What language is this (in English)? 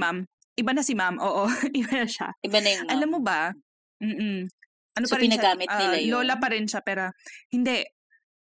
Filipino